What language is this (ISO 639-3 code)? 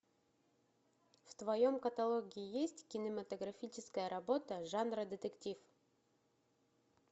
rus